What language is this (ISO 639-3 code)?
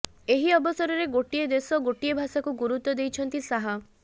ori